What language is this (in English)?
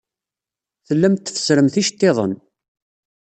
Kabyle